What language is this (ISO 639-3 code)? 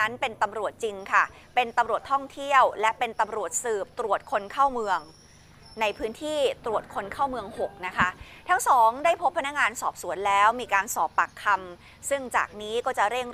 tha